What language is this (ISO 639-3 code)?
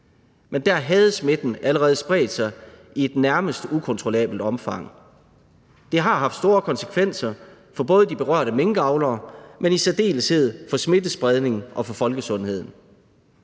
dan